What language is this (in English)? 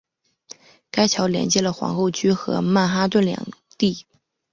Chinese